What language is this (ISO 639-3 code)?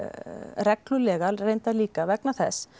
isl